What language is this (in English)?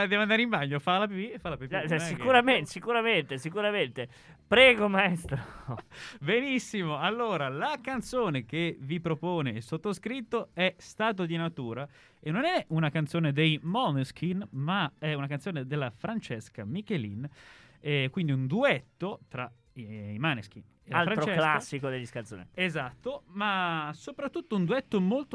Italian